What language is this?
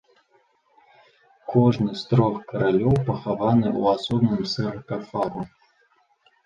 Belarusian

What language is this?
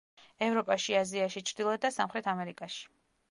Georgian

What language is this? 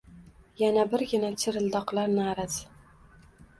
Uzbek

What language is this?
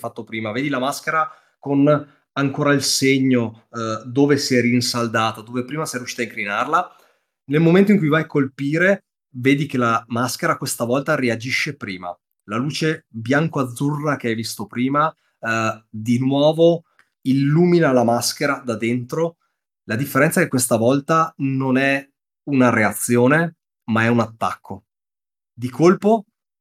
Italian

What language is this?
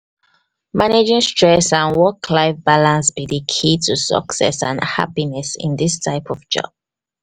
Nigerian Pidgin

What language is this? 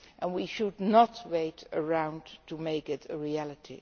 English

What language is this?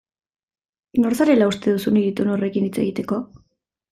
Basque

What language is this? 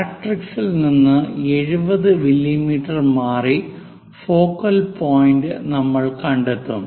Malayalam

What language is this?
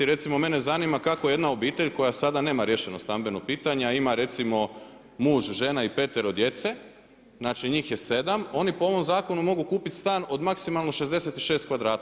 Croatian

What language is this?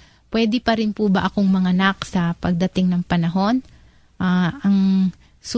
Filipino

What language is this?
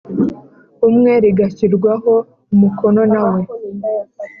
Kinyarwanda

